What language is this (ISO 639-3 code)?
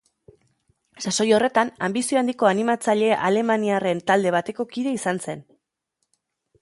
eus